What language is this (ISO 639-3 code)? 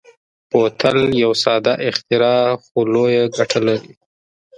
pus